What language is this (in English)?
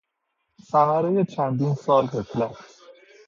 Persian